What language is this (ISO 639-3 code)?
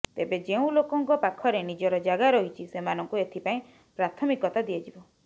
ori